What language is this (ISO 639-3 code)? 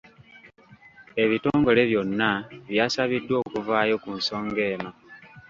lug